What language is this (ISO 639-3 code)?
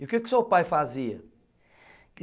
por